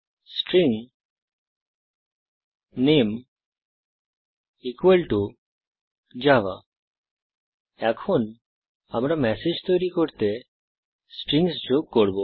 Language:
Bangla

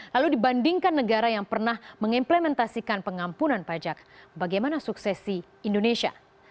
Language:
Indonesian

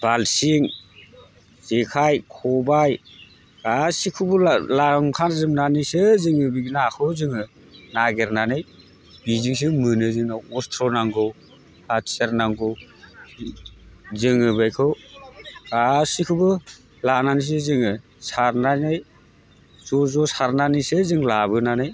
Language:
Bodo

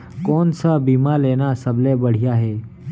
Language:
Chhattisgarhi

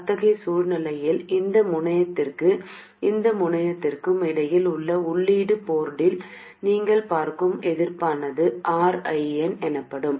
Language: Tamil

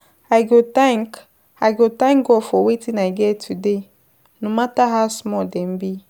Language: Nigerian Pidgin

